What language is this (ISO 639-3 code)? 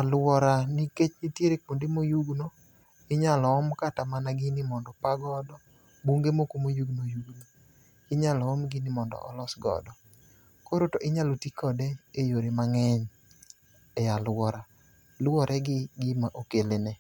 luo